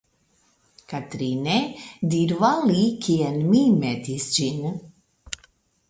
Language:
Esperanto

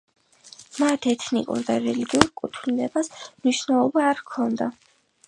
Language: Georgian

